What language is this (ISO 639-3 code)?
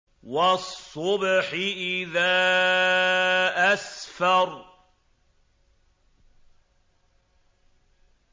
ara